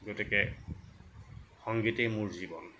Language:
Assamese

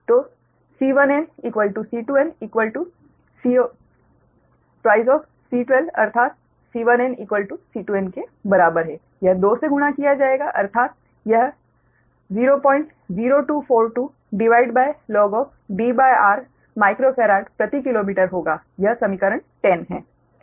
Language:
Hindi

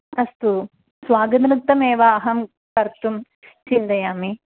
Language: Sanskrit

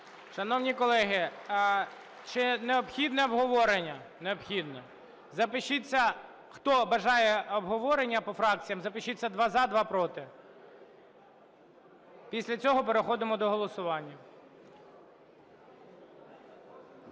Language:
Ukrainian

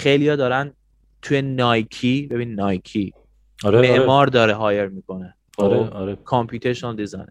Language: Persian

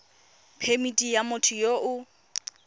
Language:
Tswana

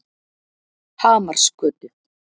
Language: Icelandic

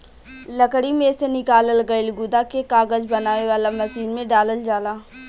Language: Bhojpuri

